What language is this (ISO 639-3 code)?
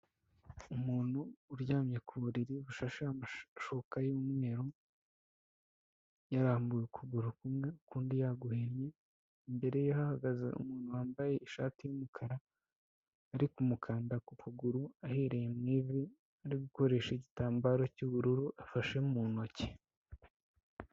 kin